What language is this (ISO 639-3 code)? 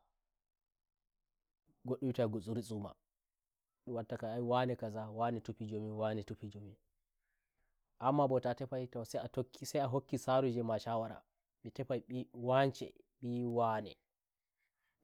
fuv